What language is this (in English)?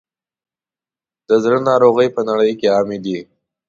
Pashto